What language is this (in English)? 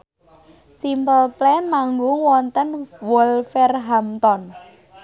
Javanese